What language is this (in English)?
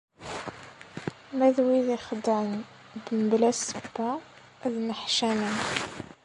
Kabyle